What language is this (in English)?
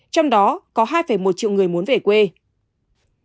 Vietnamese